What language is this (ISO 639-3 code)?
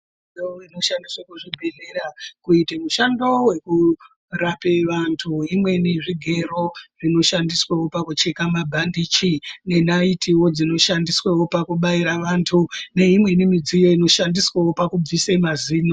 ndc